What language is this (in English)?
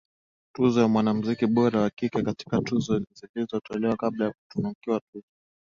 Swahili